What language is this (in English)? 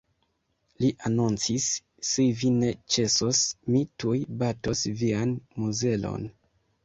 Esperanto